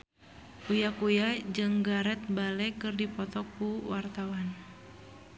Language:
Sundanese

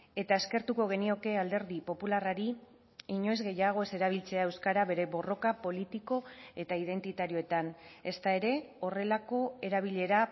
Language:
Basque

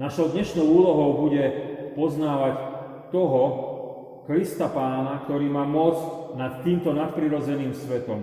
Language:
Slovak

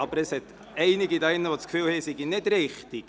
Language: Swiss German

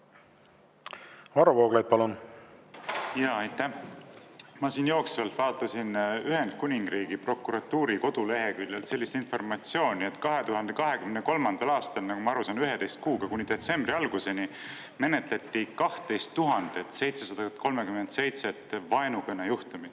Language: Estonian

